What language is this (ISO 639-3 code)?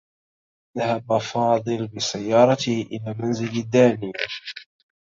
ara